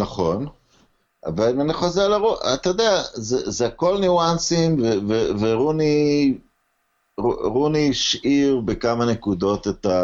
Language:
Hebrew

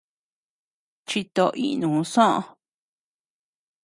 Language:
Tepeuxila Cuicatec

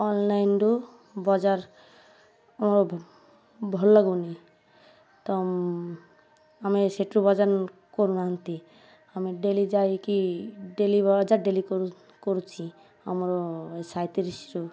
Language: Odia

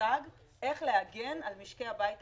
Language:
Hebrew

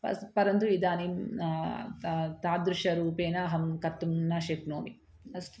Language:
Sanskrit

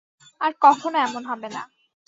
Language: Bangla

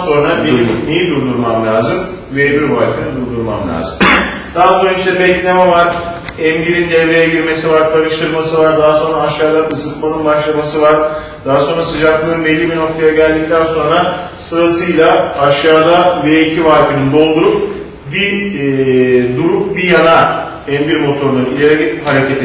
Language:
Turkish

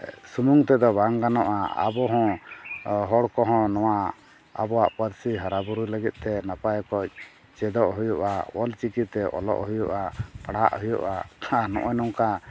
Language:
Santali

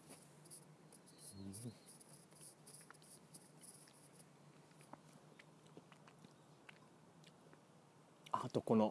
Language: Japanese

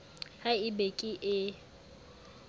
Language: Southern Sotho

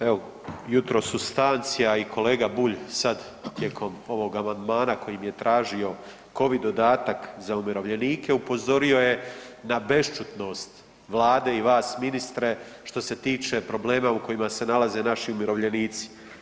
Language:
Croatian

